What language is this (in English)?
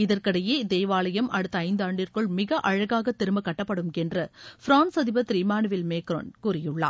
Tamil